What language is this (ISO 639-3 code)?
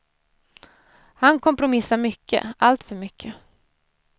swe